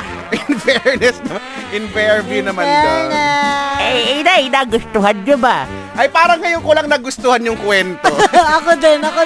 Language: Filipino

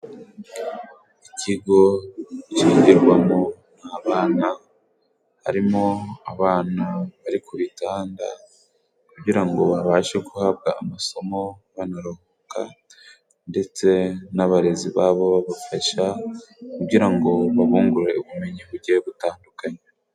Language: Kinyarwanda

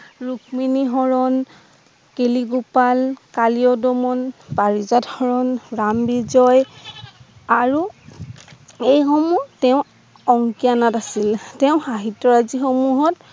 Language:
Assamese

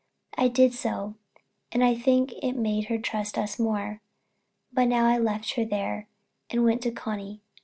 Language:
English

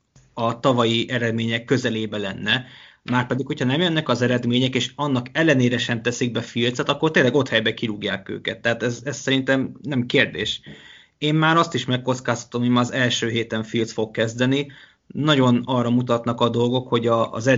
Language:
Hungarian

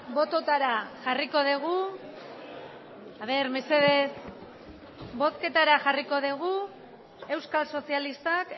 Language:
Basque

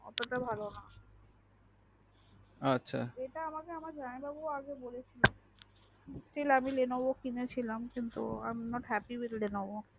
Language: Bangla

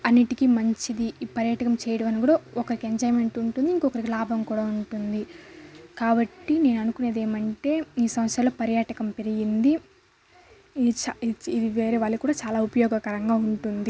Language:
Telugu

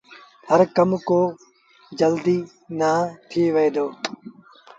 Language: Sindhi Bhil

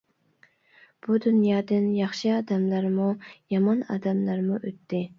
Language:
Uyghur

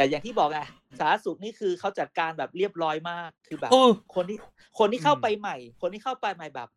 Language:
Thai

